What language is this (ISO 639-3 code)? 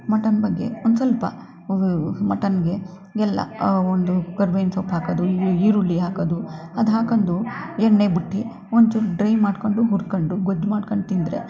kan